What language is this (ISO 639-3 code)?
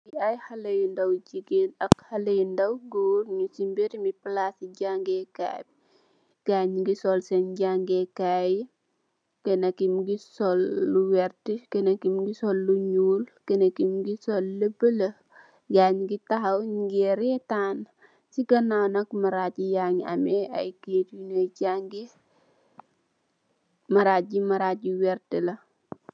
wol